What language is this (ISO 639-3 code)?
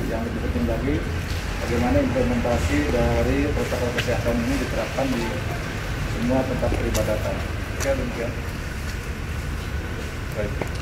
ind